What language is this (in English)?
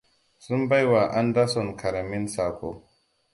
Hausa